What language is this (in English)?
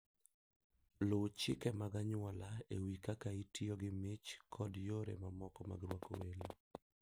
Luo (Kenya and Tanzania)